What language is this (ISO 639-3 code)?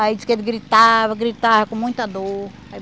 por